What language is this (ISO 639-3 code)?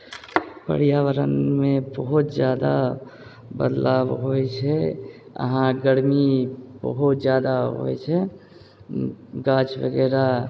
mai